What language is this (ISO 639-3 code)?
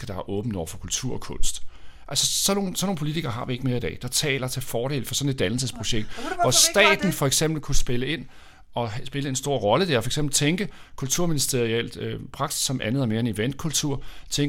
dan